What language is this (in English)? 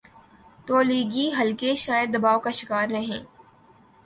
Urdu